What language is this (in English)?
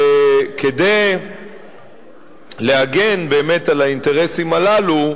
Hebrew